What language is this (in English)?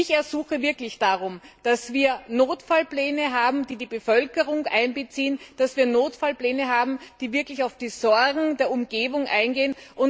German